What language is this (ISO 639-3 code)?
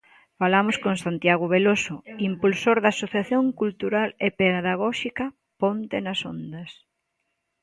glg